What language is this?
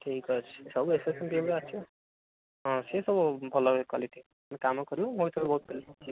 Odia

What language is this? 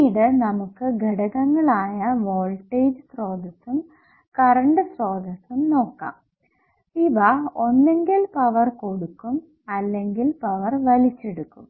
Malayalam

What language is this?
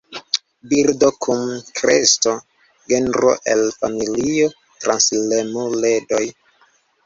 Esperanto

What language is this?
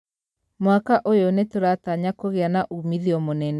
Kikuyu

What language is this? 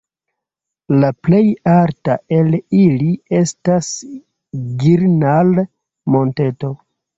Esperanto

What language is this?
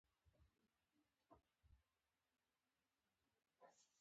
Pashto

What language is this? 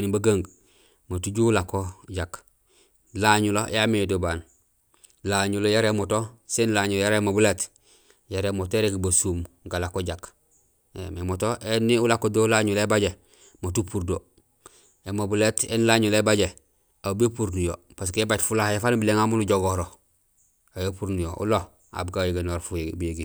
Gusilay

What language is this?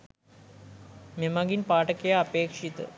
Sinhala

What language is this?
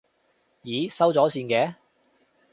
Cantonese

